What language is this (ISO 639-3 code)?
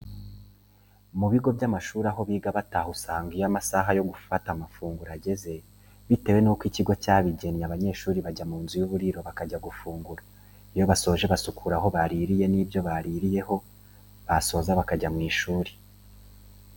kin